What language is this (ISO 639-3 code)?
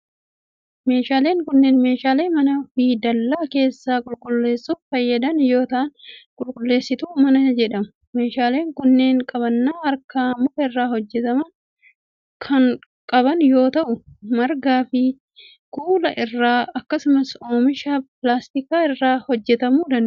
orm